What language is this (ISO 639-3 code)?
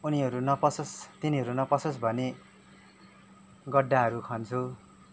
nep